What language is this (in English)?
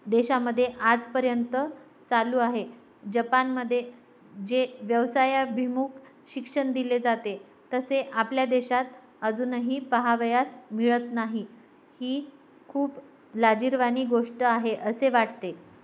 Marathi